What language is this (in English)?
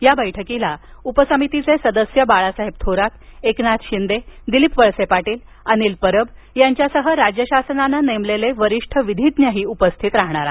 Marathi